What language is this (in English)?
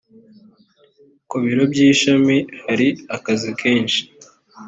Kinyarwanda